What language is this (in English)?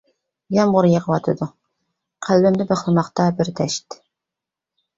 Uyghur